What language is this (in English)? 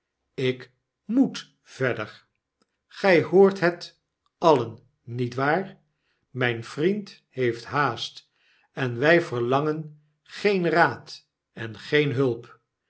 Dutch